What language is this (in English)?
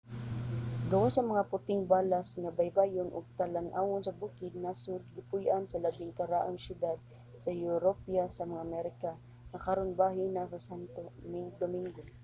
Cebuano